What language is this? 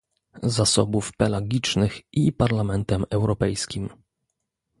Polish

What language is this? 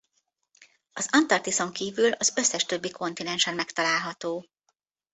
Hungarian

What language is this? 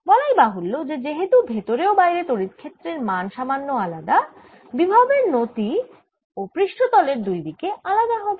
Bangla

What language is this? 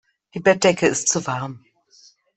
German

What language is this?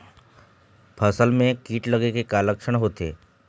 Chhattisgarhi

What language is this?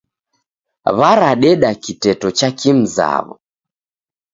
Taita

